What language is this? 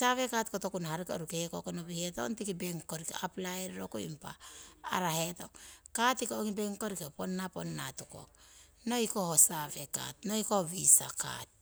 Siwai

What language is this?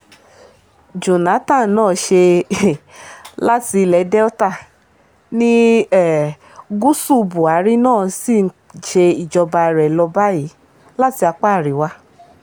Yoruba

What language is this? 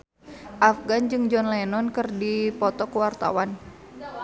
Sundanese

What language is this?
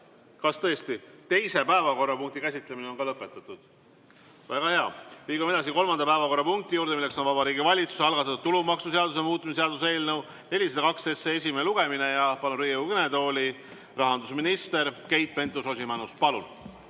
Estonian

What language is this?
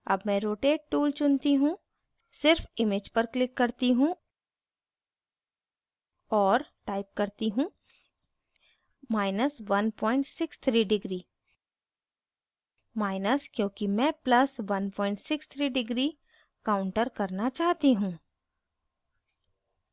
Hindi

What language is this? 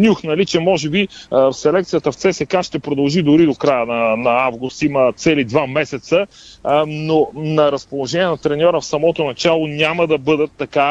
Bulgarian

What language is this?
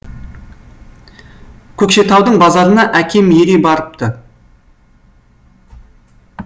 Kazakh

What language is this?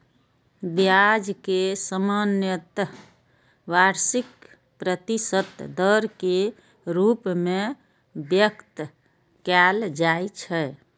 Maithili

